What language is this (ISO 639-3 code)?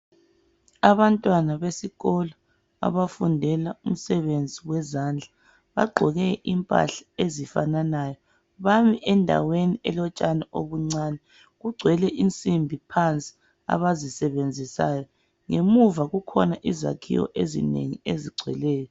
nde